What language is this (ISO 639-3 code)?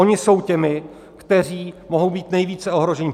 ces